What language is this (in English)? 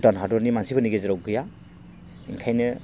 Bodo